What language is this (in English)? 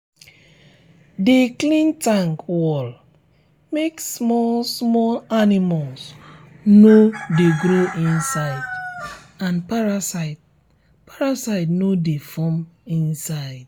Nigerian Pidgin